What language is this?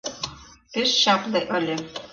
Mari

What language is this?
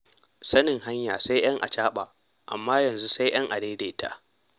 Hausa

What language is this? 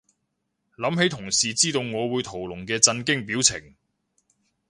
Cantonese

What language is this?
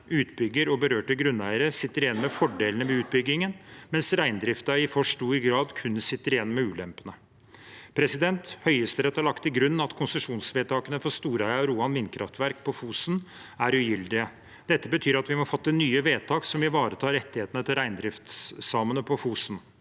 Norwegian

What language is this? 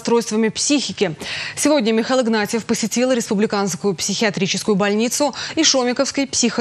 Russian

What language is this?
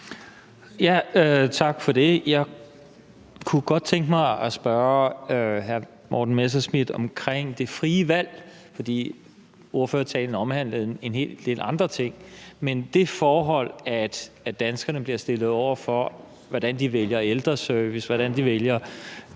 Danish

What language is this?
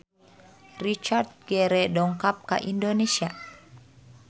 Sundanese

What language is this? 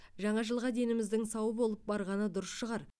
Kazakh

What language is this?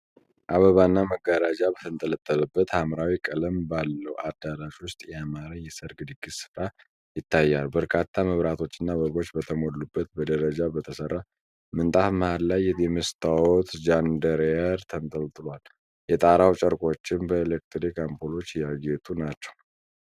Amharic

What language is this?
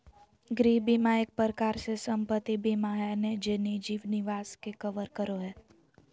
Magahi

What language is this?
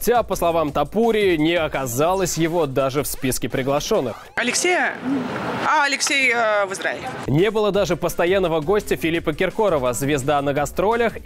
Russian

